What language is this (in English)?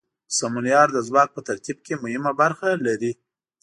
Pashto